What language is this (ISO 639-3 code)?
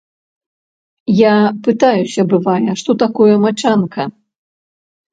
bel